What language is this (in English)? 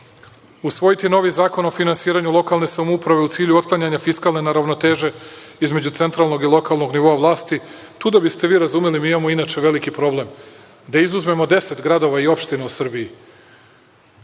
Serbian